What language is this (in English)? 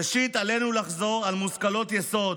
Hebrew